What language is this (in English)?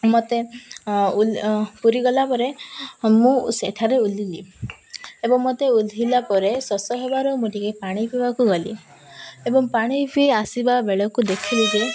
Odia